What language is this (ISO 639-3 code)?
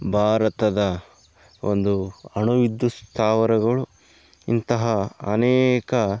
kan